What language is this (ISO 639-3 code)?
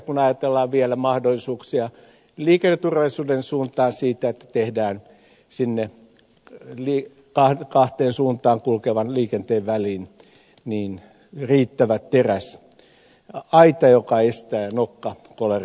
fin